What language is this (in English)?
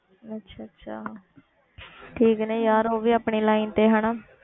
Punjabi